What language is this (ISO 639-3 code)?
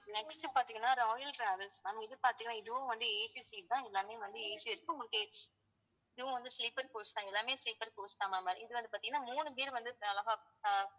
tam